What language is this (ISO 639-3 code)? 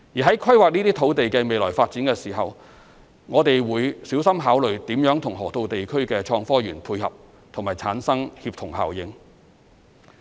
yue